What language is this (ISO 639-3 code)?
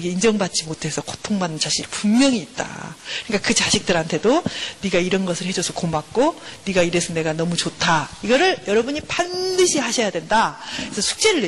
kor